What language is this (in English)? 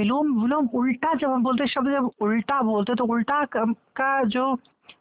Hindi